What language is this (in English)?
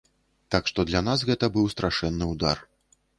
Belarusian